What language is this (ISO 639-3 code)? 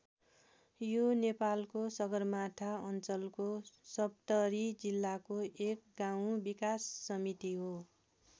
nep